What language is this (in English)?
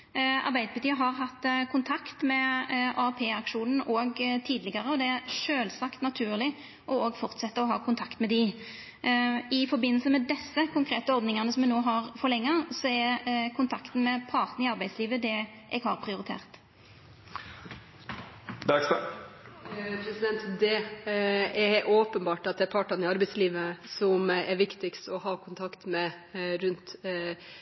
Norwegian